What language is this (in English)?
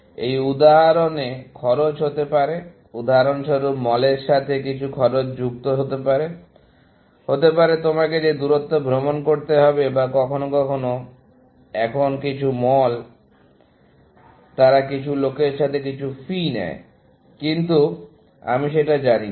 Bangla